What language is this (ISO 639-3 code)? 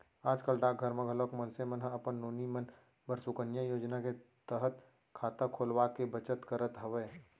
hne